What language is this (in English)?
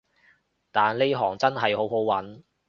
Cantonese